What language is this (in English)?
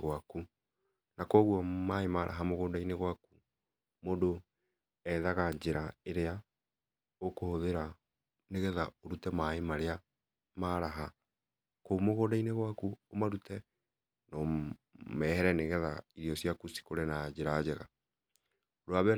Kikuyu